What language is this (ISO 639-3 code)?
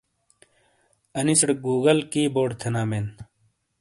scl